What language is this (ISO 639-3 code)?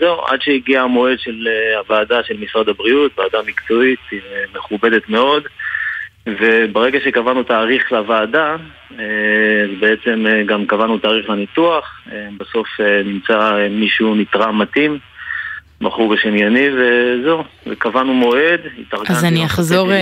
heb